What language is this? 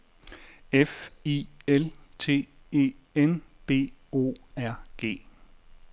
Danish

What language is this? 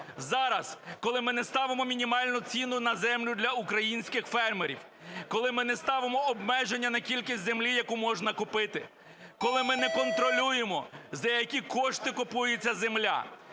Ukrainian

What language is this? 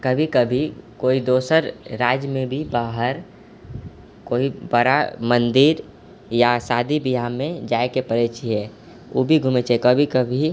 Maithili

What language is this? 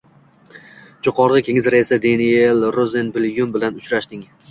Uzbek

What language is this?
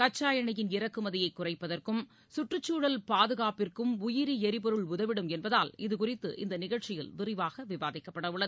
Tamil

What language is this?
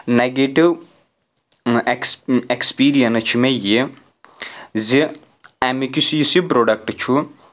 Kashmiri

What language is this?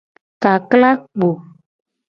Gen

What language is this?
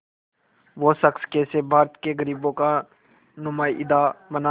Hindi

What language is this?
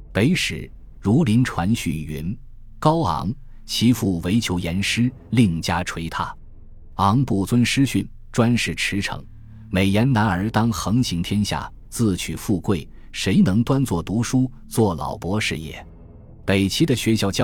Chinese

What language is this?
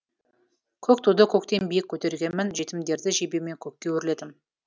Kazakh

